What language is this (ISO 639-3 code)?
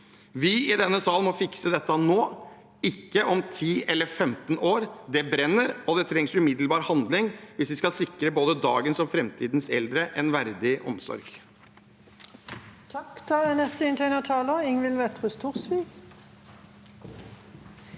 nor